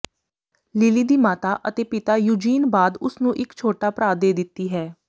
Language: Punjabi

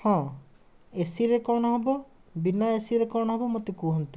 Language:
Odia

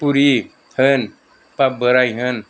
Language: Bodo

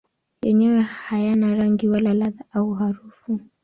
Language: Swahili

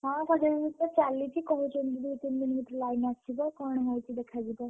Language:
Odia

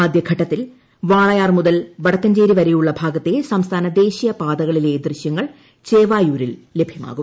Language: Malayalam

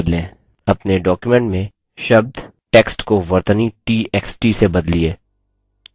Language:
Hindi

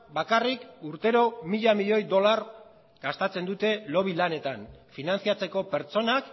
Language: Basque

